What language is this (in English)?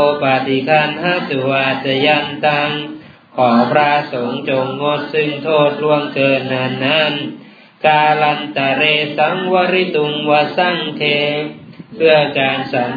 Thai